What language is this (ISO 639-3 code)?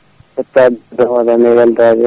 ful